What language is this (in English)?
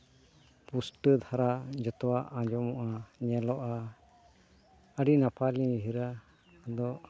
Santali